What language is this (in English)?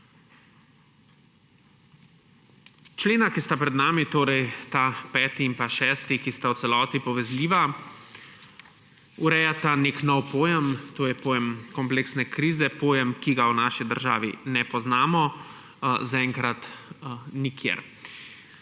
Slovenian